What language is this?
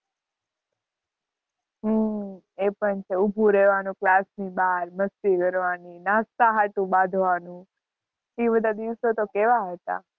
Gujarati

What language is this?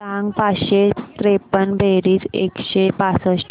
Marathi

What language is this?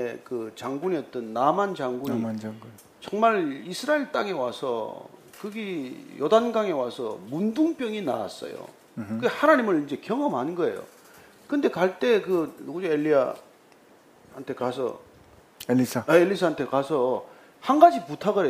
Korean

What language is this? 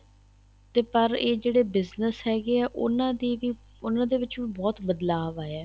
Punjabi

